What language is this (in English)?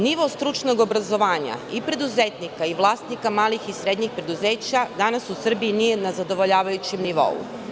Serbian